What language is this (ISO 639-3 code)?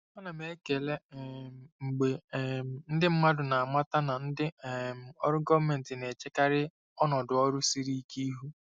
ibo